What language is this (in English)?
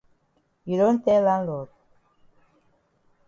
Cameroon Pidgin